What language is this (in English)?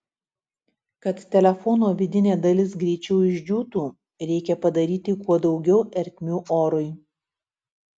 Lithuanian